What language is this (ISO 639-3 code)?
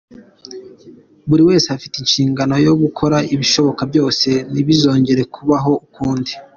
kin